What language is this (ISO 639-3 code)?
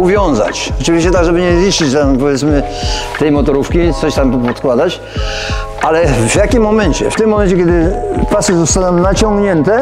pol